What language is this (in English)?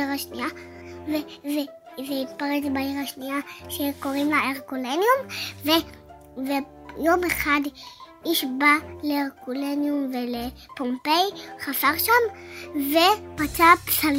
Hebrew